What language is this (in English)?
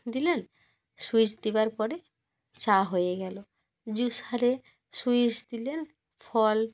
Bangla